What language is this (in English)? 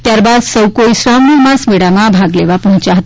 Gujarati